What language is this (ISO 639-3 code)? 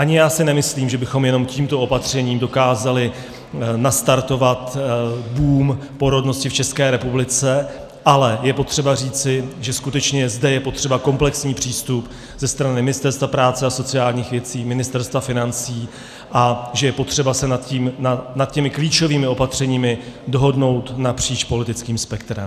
ces